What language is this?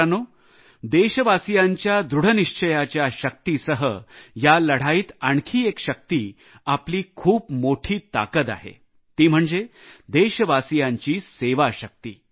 Marathi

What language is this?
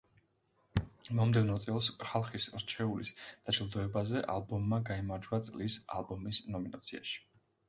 Georgian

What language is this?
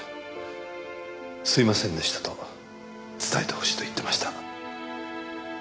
Japanese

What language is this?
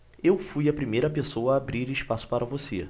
Portuguese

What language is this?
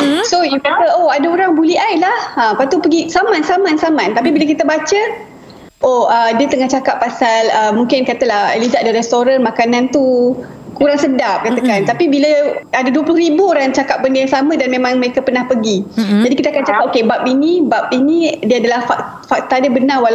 Malay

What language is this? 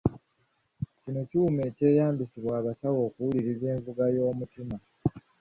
Ganda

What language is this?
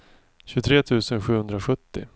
Swedish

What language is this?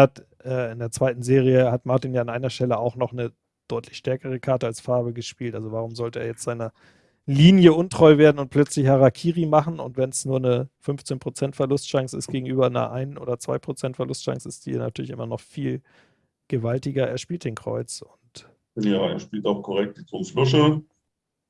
German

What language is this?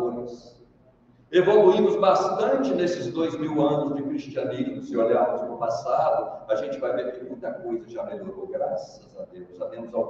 Portuguese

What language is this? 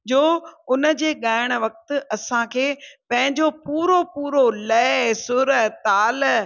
Sindhi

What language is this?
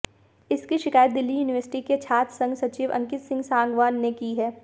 Hindi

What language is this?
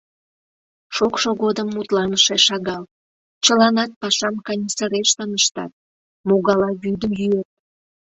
Mari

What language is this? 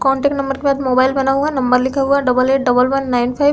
Hindi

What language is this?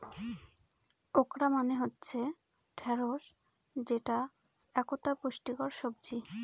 Bangla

